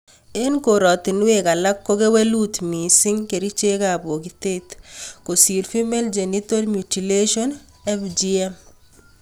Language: Kalenjin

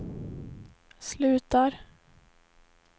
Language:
Swedish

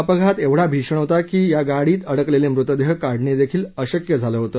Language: Marathi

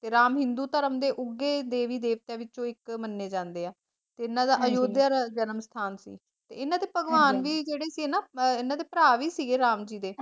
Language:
Punjabi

